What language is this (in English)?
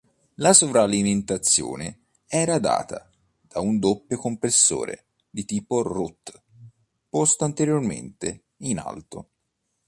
Italian